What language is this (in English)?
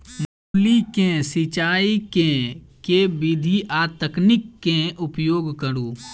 Maithili